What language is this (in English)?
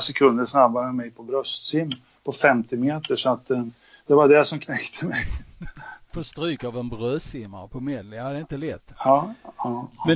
Swedish